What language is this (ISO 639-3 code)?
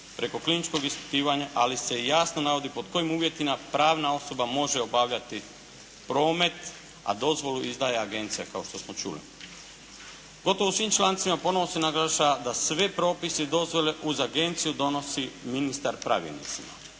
hrv